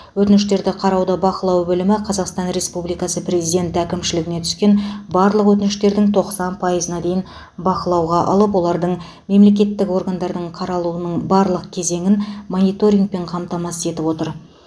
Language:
Kazakh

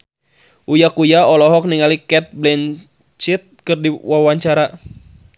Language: Sundanese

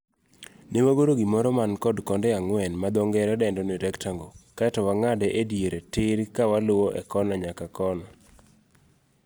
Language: Luo (Kenya and Tanzania)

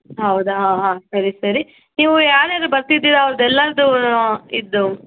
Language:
Kannada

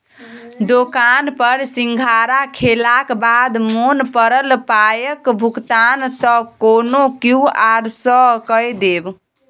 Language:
Maithili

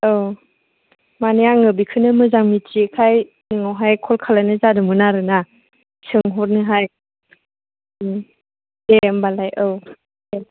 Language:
Bodo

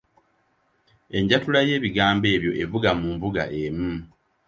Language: Ganda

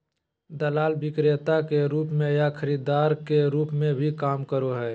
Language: Magahi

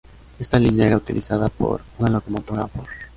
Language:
Spanish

